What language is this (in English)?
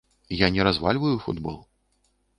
Belarusian